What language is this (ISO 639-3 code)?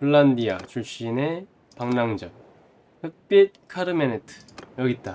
kor